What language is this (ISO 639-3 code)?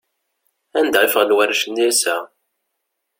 kab